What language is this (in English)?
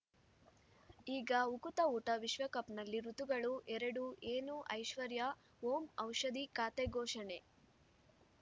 Kannada